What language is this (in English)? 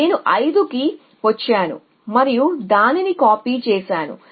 Telugu